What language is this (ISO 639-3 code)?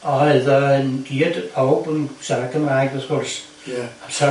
cym